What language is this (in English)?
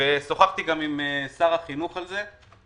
Hebrew